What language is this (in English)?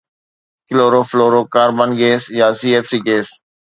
Sindhi